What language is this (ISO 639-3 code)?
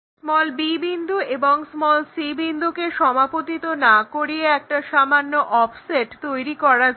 ben